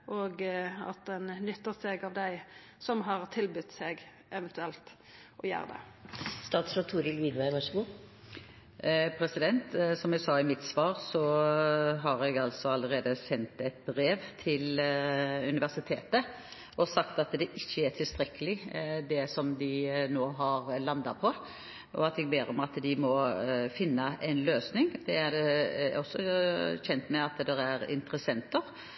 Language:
Norwegian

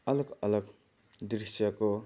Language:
Nepali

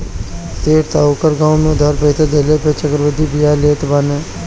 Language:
Bhojpuri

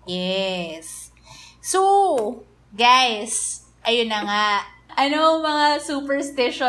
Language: Filipino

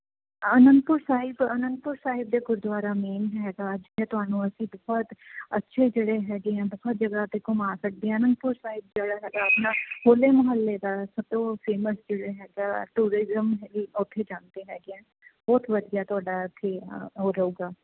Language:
Punjabi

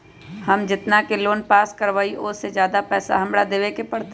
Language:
Magahi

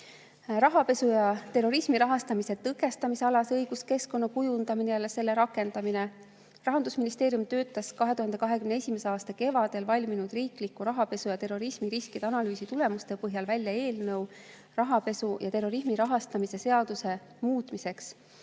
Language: Estonian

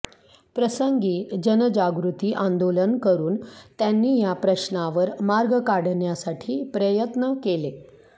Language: Marathi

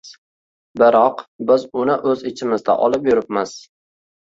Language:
Uzbek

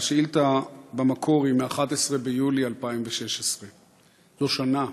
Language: Hebrew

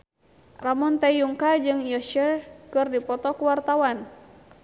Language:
Sundanese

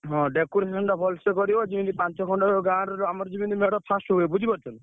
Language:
Odia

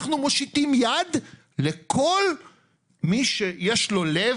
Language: Hebrew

